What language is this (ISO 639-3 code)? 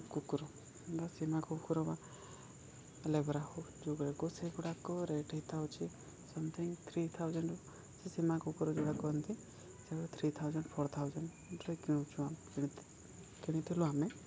ori